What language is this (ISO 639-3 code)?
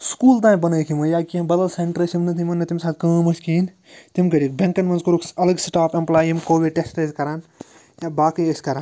kas